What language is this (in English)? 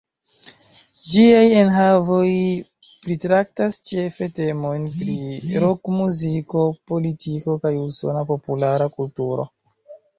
Esperanto